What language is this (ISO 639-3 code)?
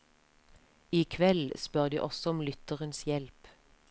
nor